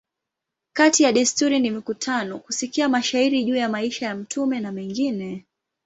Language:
Swahili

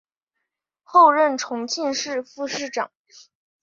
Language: Chinese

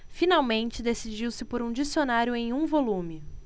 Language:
Portuguese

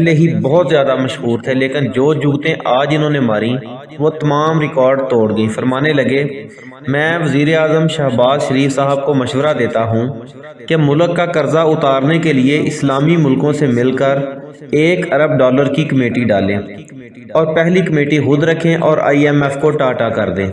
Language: Urdu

